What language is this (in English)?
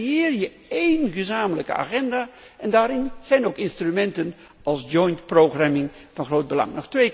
Dutch